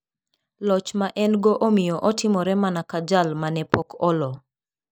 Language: Luo (Kenya and Tanzania)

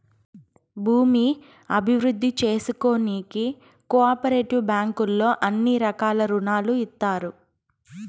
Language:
Telugu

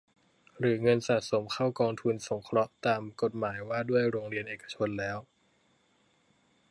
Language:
Thai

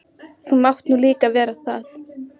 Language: Icelandic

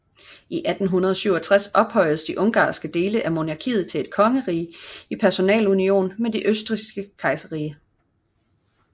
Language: Danish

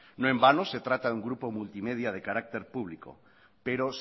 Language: Spanish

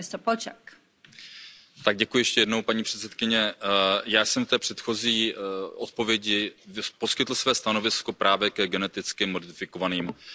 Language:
Czech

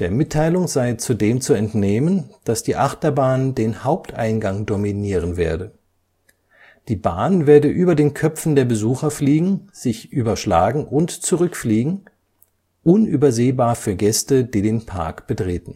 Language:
German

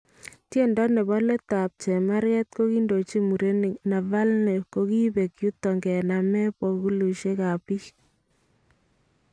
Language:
Kalenjin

